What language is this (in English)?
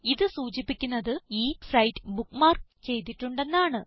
Malayalam